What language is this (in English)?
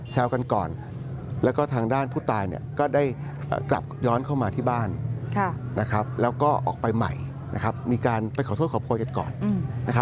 Thai